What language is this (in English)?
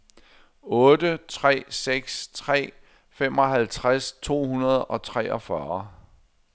Danish